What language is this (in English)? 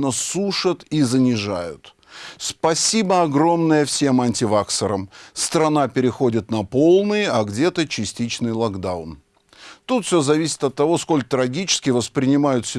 Russian